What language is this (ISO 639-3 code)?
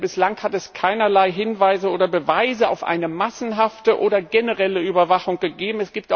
deu